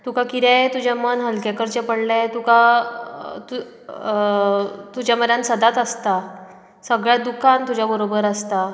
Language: Konkani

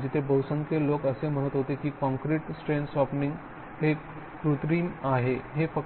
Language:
Marathi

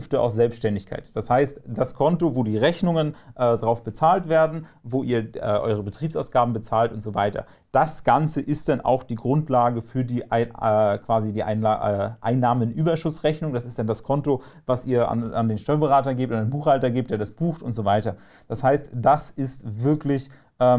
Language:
German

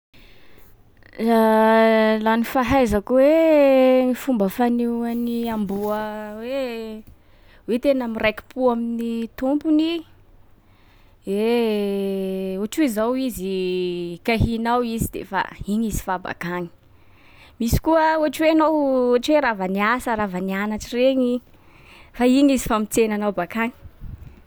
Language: Sakalava Malagasy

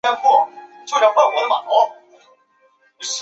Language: Chinese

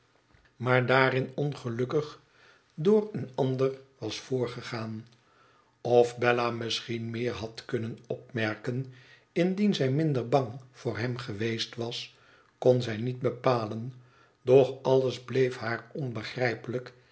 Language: Dutch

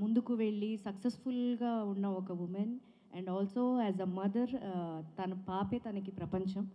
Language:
Telugu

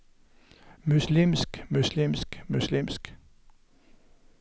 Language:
Norwegian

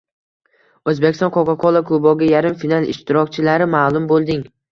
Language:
Uzbek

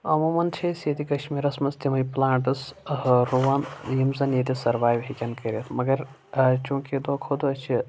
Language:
Kashmiri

